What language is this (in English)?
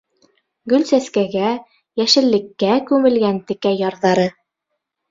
Bashkir